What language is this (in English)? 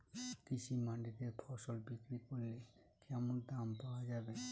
Bangla